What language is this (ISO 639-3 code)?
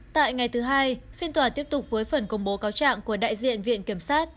vie